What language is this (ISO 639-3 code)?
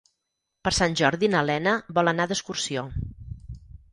cat